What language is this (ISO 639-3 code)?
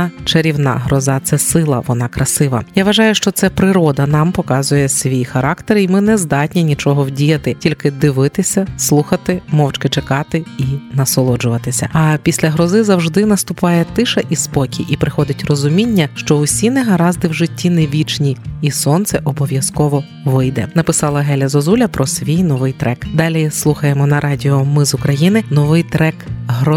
ukr